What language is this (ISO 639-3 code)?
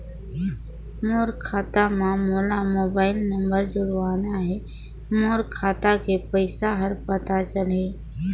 hne